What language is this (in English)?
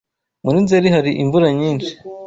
Kinyarwanda